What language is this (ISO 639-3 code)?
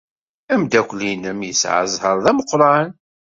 kab